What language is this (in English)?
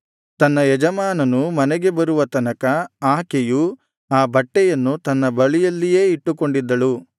Kannada